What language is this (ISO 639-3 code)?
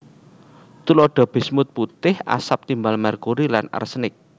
jav